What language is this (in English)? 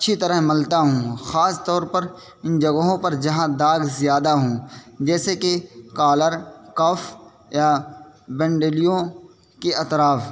Urdu